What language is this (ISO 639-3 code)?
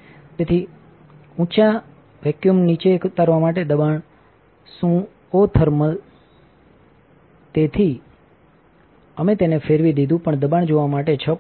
guj